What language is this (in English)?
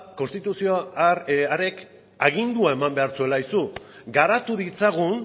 Basque